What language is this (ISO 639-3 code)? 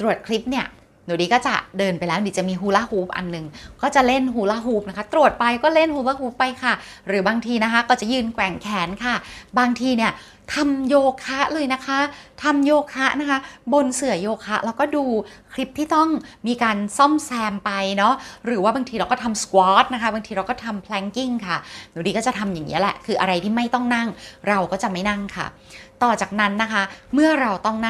tha